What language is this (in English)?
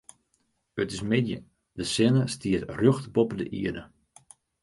Western Frisian